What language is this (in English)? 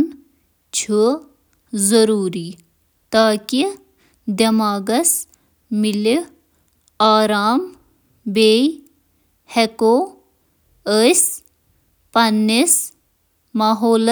Kashmiri